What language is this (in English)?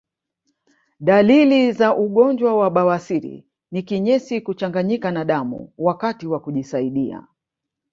Swahili